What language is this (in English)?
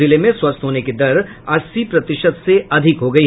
Hindi